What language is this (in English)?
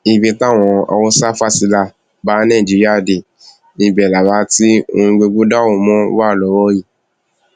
Yoruba